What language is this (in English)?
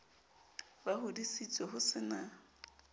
Southern Sotho